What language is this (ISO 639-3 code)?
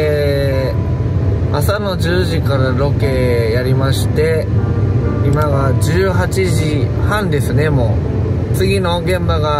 jpn